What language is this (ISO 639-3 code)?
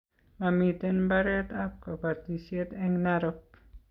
kln